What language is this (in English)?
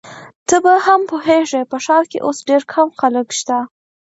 Pashto